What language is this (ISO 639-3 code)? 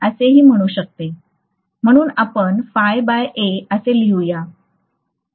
mar